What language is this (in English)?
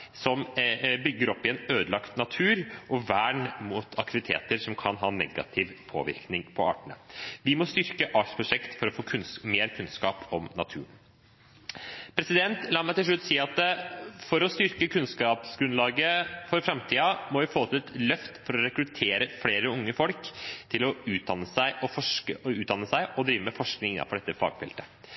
Norwegian Bokmål